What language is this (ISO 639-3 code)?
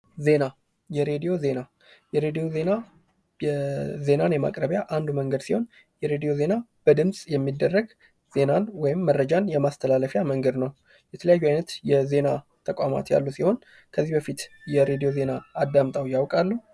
amh